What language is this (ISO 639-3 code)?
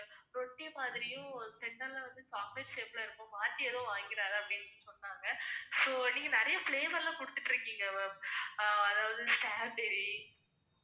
tam